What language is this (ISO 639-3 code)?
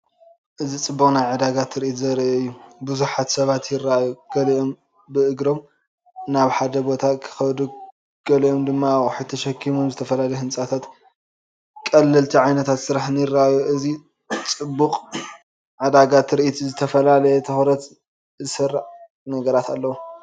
tir